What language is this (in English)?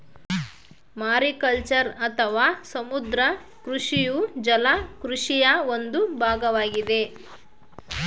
Kannada